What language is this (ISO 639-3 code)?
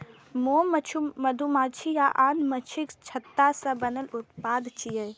mai